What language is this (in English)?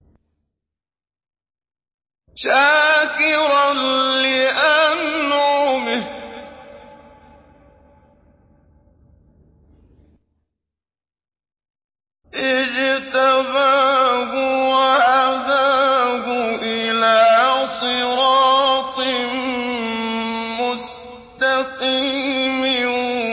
Arabic